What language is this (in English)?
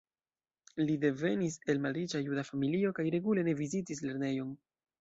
Esperanto